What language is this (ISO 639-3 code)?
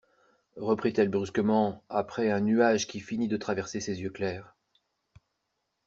fra